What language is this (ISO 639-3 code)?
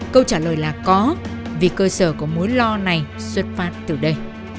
vie